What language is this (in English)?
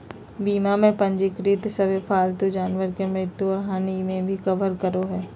Magahi